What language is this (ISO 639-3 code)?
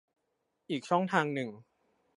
tha